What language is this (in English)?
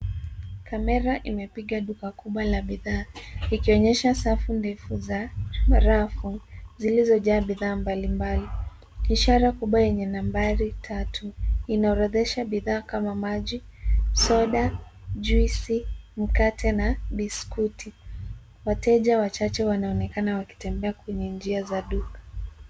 Swahili